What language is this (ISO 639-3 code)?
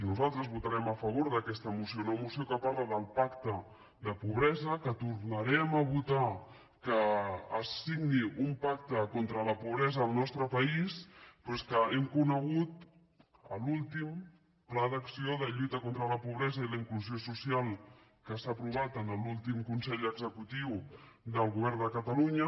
cat